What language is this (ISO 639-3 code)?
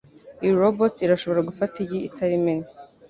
kin